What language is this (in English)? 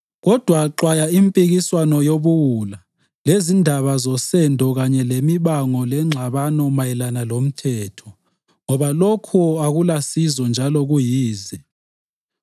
North Ndebele